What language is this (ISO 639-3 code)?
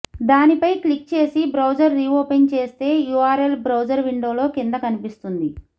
tel